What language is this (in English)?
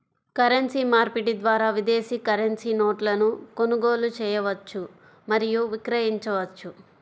Telugu